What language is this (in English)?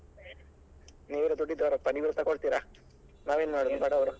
Kannada